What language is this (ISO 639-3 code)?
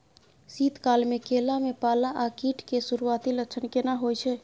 mai